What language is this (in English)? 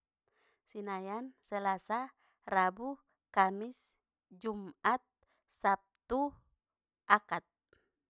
Batak Mandailing